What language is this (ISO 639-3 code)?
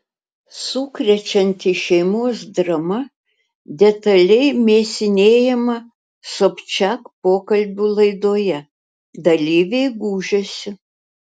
lit